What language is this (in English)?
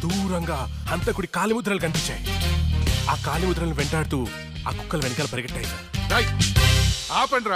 Telugu